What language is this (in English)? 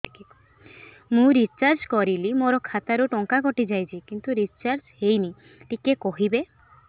Odia